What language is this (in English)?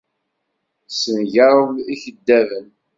Kabyle